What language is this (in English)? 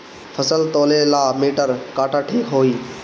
Bhojpuri